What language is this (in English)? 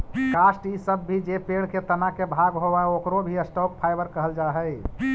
Magahi